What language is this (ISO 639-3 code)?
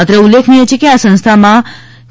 guj